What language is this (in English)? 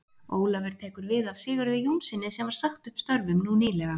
Icelandic